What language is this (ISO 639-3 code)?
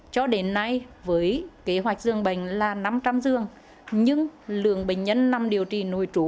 vie